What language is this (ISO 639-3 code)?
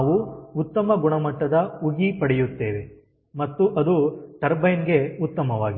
kan